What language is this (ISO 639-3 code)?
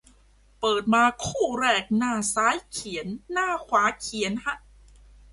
tha